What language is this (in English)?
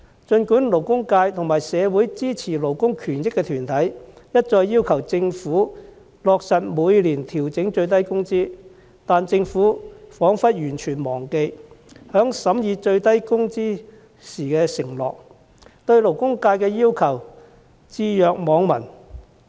Cantonese